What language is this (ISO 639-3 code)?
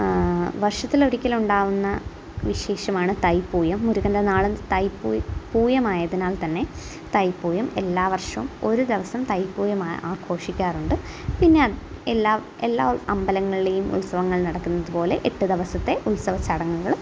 mal